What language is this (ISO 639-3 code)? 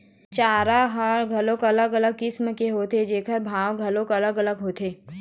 hne